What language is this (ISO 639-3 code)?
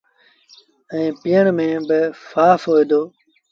sbn